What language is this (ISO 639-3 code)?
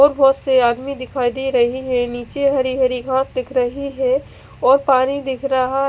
hin